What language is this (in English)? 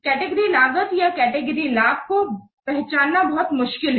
Hindi